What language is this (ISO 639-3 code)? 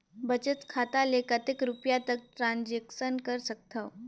hne